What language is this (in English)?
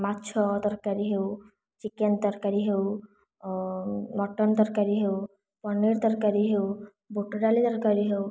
Odia